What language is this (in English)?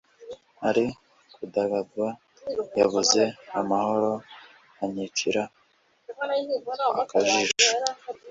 Kinyarwanda